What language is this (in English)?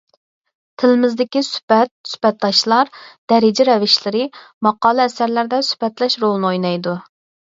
Uyghur